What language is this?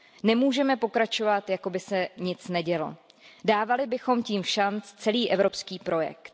Czech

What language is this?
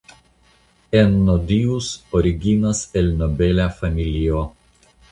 Esperanto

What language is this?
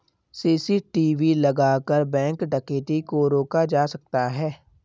Hindi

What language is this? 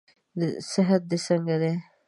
Pashto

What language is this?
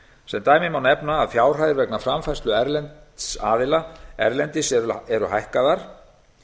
Icelandic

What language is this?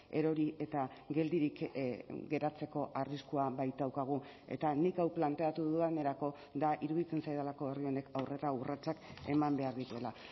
Basque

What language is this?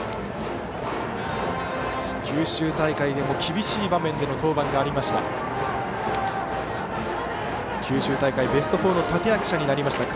Japanese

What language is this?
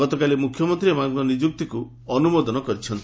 Odia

